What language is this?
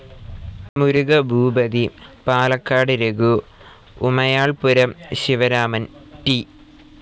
Malayalam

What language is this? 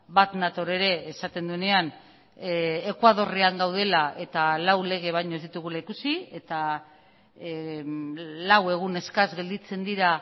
Basque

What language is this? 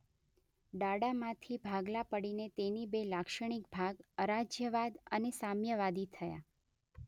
Gujarati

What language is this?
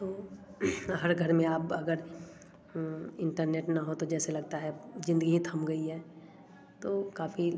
Hindi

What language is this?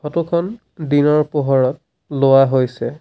Assamese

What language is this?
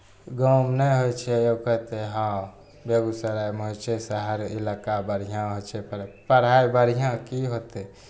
Maithili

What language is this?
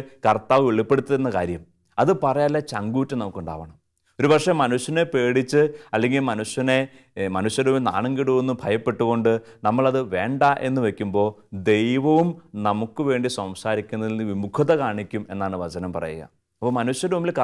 Malayalam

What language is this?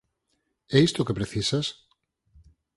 Galician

